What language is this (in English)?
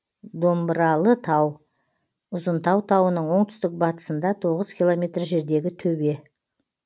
Kazakh